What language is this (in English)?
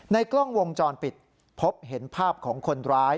Thai